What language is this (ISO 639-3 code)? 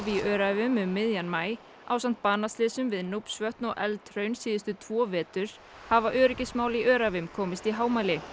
isl